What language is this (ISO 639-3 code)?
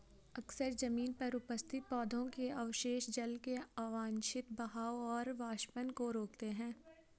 hin